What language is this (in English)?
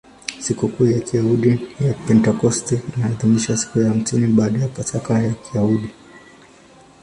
Swahili